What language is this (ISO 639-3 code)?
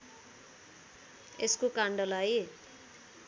nep